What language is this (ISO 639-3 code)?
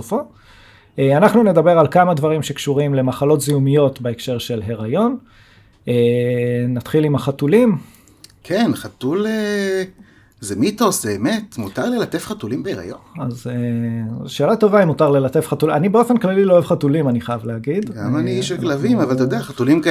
heb